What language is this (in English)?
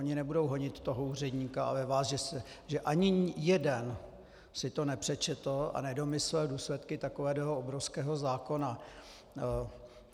Czech